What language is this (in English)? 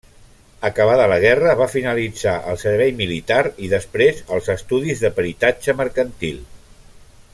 Catalan